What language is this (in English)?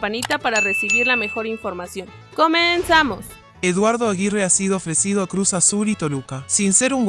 Spanish